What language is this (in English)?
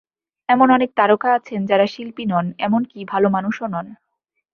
Bangla